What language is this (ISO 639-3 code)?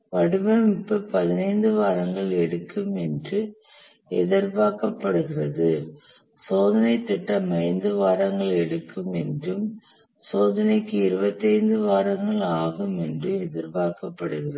tam